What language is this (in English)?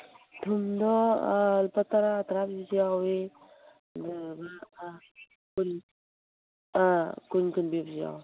Manipuri